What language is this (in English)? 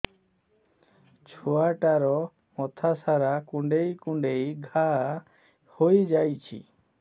Odia